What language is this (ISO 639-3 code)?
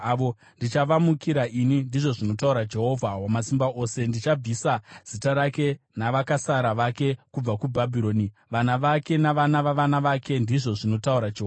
sna